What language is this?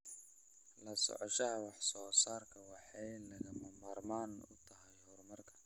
Somali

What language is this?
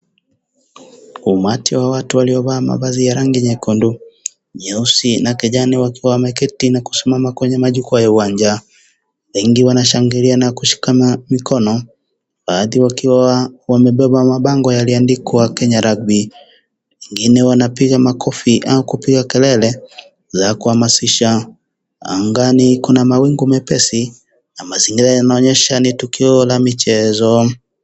Swahili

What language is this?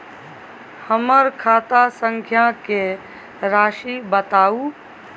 Maithili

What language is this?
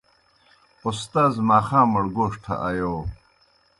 Kohistani Shina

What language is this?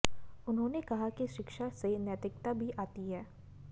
Hindi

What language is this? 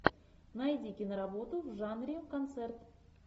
Russian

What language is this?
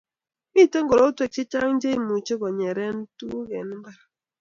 Kalenjin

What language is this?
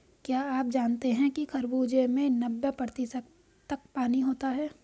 Hindi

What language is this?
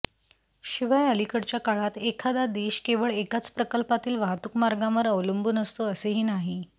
Marathi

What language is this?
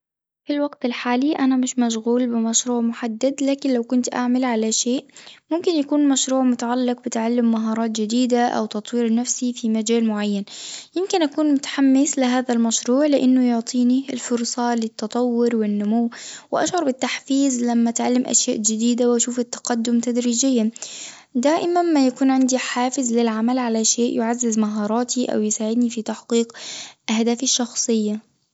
Tunisian Arabic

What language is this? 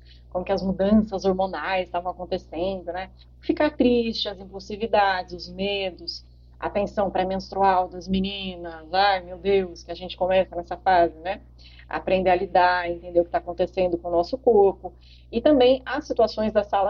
Portuguese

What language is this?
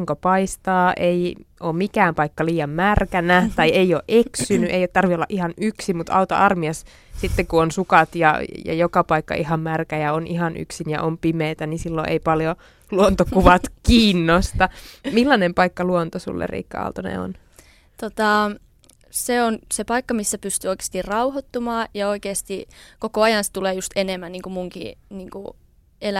Finnish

